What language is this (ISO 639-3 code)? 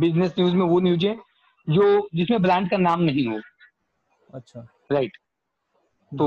hin